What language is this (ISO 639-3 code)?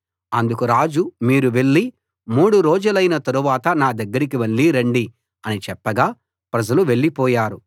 tel